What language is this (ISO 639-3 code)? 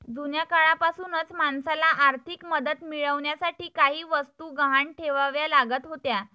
mar